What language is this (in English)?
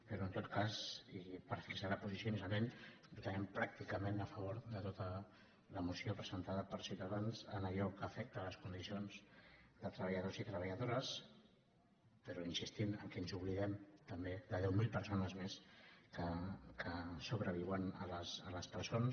Catalan